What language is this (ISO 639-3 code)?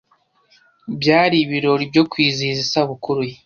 kin